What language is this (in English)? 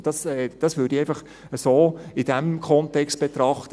Swiss German